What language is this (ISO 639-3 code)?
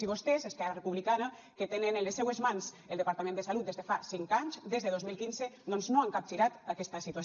cat